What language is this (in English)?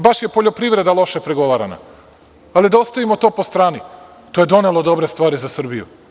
Serbian